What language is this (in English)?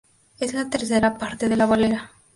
Spanish